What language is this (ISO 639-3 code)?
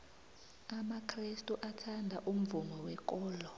nbl